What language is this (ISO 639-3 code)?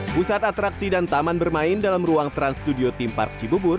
ind